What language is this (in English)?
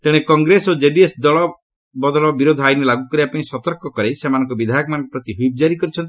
Odia